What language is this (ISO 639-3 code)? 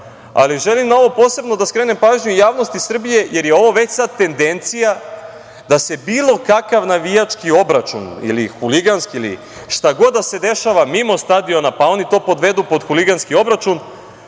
srp